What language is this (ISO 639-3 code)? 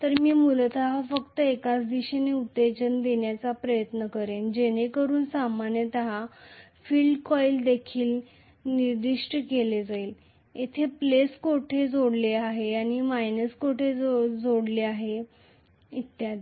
mar